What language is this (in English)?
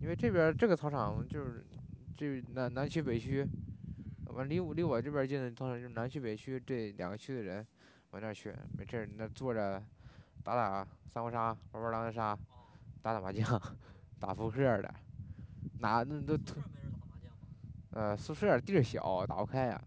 Chinese